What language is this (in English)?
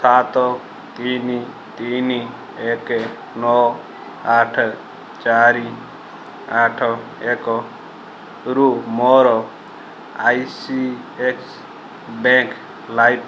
Odia